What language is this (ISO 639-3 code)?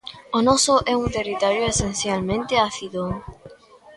glg